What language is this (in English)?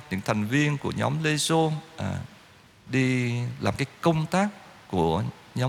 Vietnamese